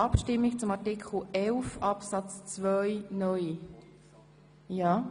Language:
Swiss German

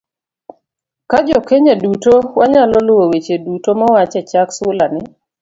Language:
Luo (Kenya and Tanzania)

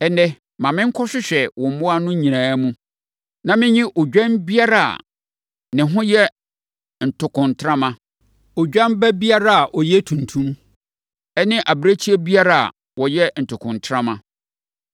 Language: Akan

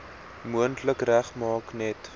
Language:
Afrikaans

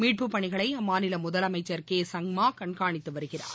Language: Tamil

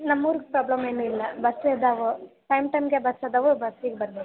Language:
Kannada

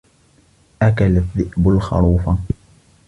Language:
Arabic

